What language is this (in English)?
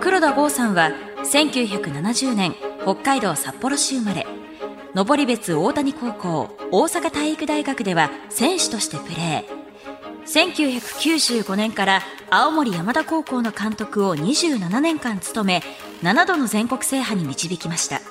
Japanese